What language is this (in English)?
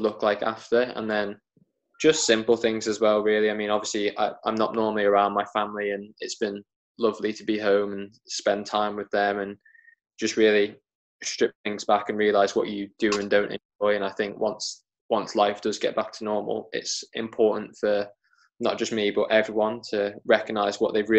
English